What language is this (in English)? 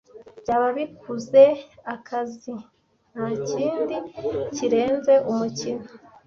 Kinyarwanda